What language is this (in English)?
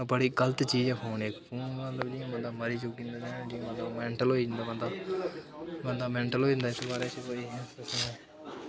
Dogri